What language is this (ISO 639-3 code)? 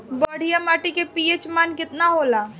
bho